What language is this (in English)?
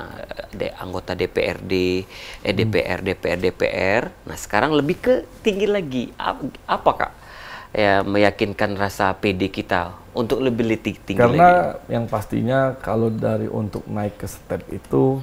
Indonesian